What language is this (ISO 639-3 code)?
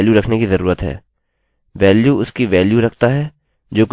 hin